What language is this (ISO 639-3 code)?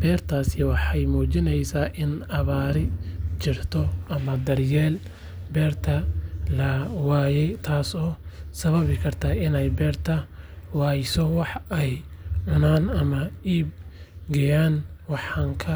som